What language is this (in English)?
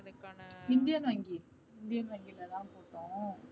Tamil